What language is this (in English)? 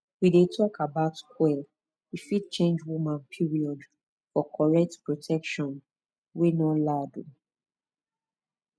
Nigerian Pidgin